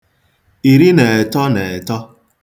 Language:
Igbo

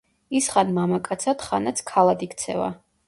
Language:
Georgian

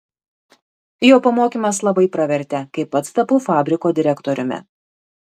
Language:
Lithuanian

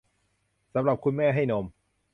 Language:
Thai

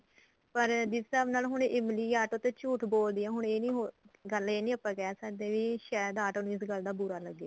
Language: Punjabi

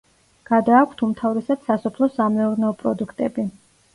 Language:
Georgian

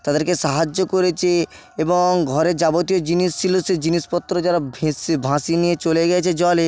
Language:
Bangla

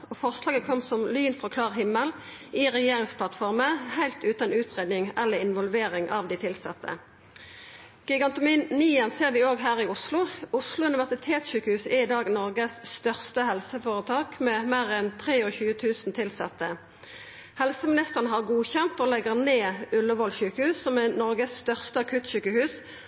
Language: Norwegian Nynorsk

